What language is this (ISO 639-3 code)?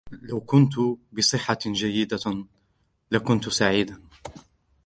ara